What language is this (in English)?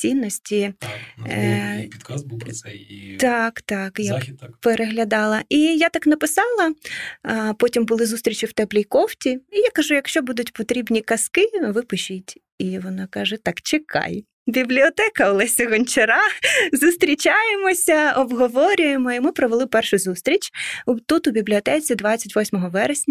Ukrainian